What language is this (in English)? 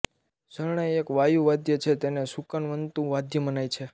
Gujarati